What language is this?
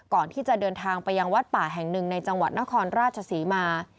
Thai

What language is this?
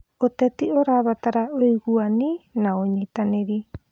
Kikuyu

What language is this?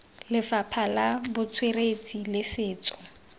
Tswana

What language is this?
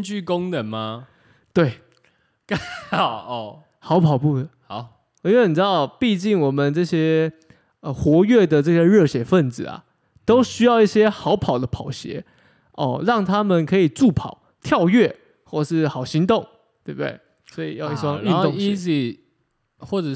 Chinese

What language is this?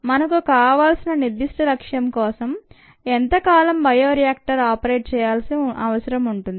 Telugu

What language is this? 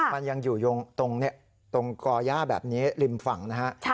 Thai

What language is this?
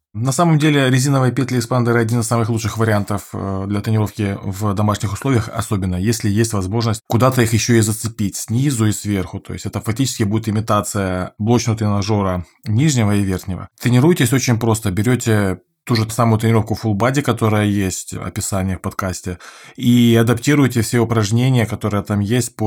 Russian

